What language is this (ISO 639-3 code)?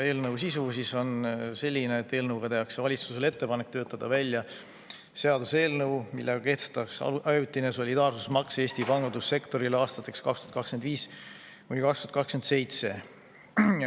est